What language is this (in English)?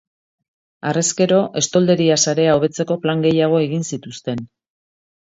Basque